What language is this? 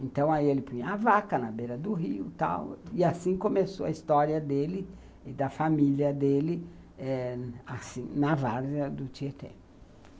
Portuguese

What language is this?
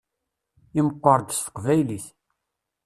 Kabyle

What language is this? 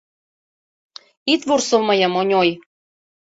Mari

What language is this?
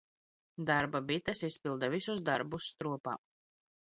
Latvian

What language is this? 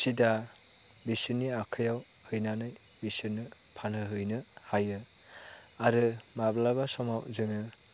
Bodo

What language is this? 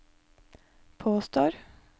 Norwegian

